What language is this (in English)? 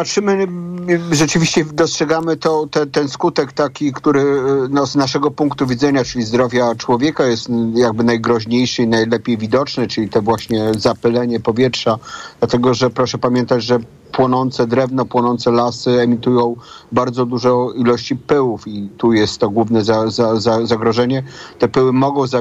Polish